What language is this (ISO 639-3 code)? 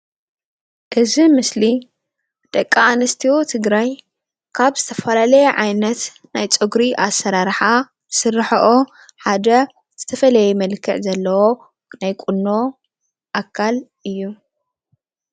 tir